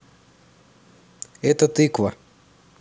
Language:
Russian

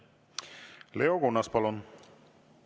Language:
Estonian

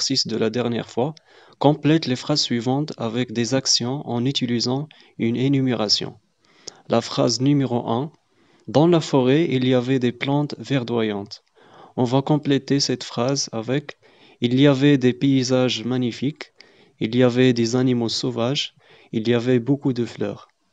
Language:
French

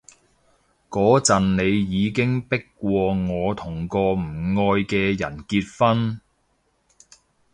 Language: Cantonese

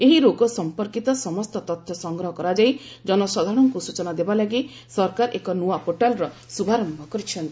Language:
Odia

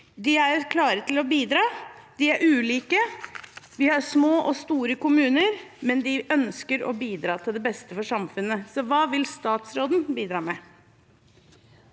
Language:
Norwegian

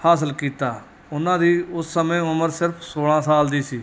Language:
Punjabi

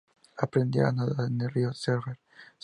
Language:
Spanish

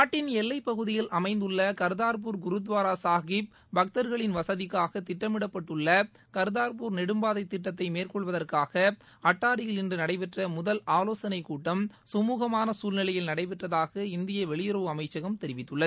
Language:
Tamil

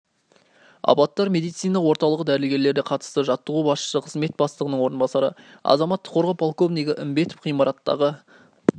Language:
Kazakh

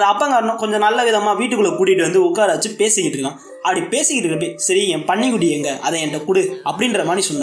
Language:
Tamil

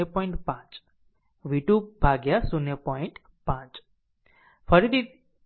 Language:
Gujarati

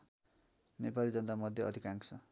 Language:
Nepali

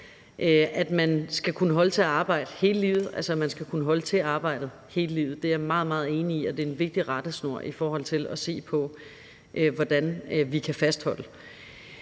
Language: Danish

